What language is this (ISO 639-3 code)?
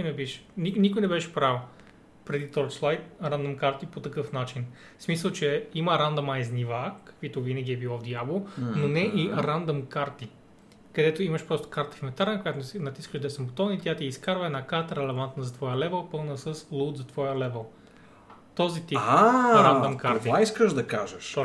bul